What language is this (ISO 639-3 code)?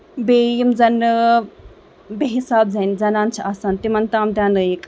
kas